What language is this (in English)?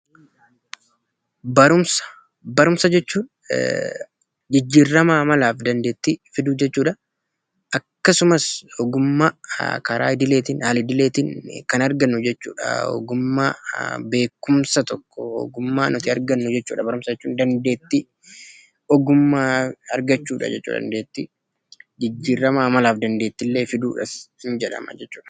Oromo